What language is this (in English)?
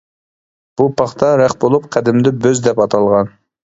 Uyghur